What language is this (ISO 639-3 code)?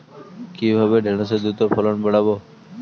ben